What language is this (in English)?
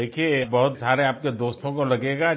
Hindi